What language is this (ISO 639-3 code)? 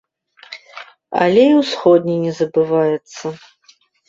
bel